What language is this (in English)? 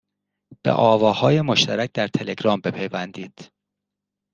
Persian